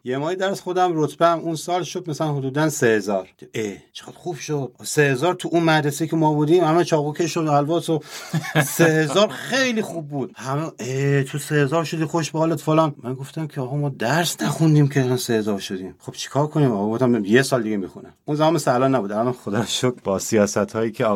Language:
Persian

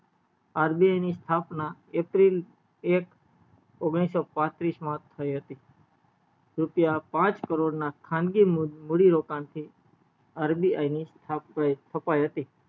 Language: Gujarati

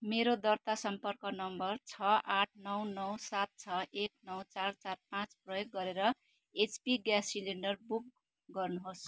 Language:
Nepali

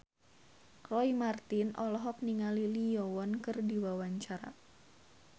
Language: Sundanese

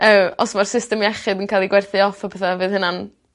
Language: Welsh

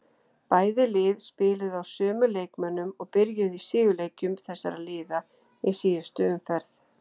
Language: Icelandic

